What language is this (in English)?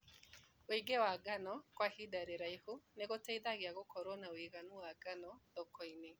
Kikuyu